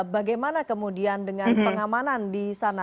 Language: Indonesian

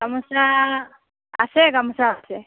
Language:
Assamese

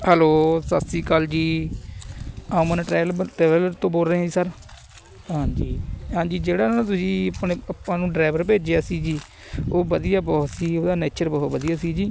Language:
Punjabi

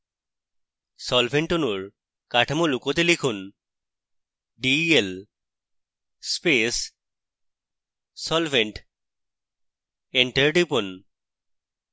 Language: Bangla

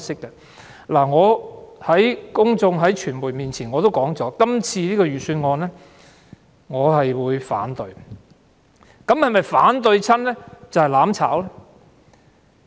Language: Cantonese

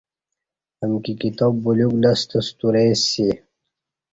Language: Kati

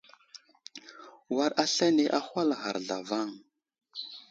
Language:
Wuzlam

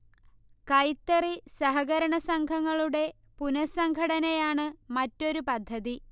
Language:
Malayalam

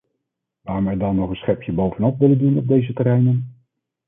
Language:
Dutch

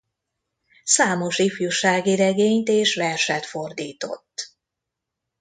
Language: Hungarian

